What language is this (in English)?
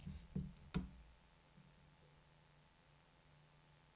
Swedish